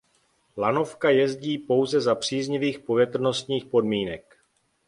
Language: Czech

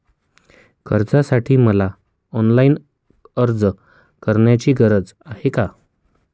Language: Marathi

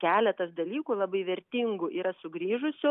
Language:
Lithuanian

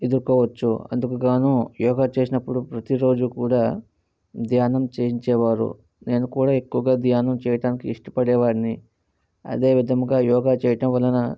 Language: Telugu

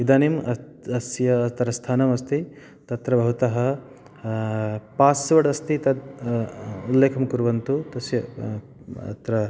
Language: Sanskrit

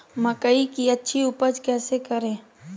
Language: Magahi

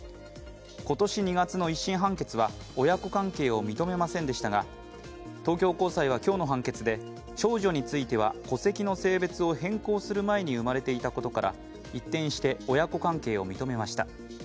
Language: Japanese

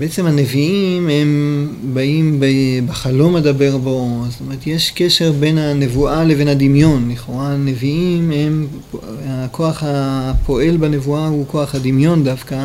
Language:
Hebrew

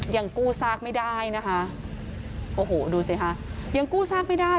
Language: Thai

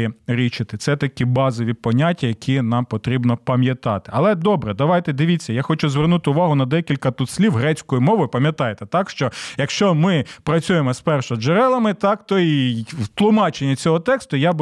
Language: Ukrainian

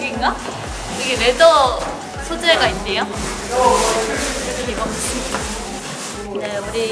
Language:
Korean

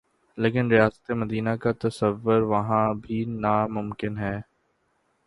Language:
Urdu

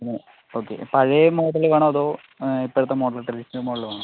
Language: Malayalam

